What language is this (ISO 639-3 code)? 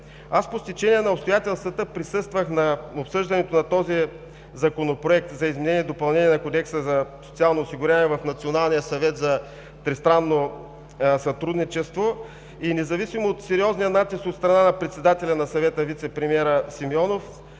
bul